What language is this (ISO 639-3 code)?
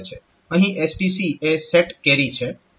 guj